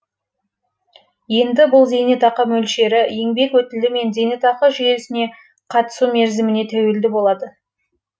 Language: Kazakh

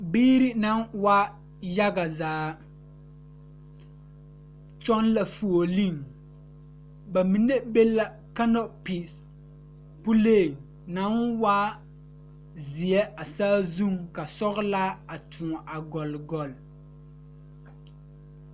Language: Southern Dagaare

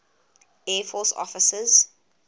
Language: English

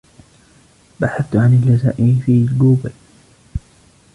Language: Arabic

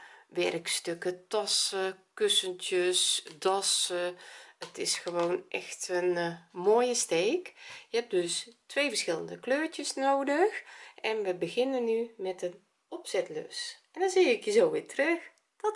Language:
Dutch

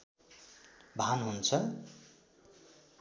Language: Nepali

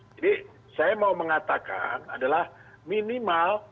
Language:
Indonesian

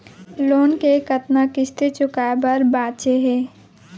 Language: Chhattisgarhi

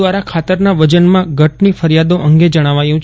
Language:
Gujarati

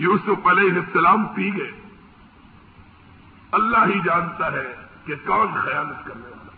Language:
Urdu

